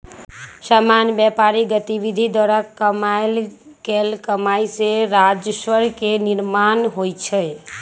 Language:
Magahi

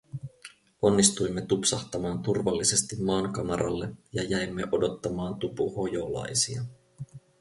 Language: Finnish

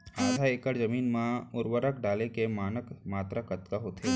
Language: Chhattisgarhi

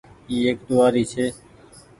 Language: Goaria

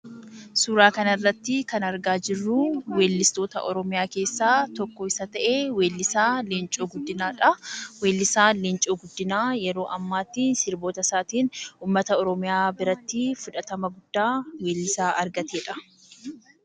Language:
Oromo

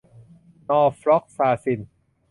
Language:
Thai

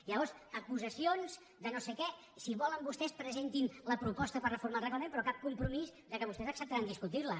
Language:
Catalan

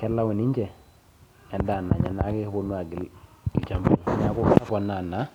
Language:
Masai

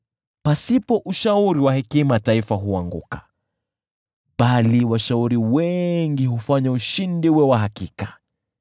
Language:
Swahili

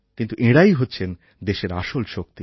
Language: Bangla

